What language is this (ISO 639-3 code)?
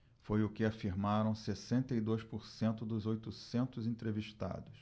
por